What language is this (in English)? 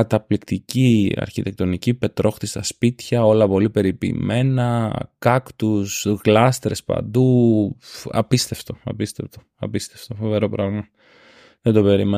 Greek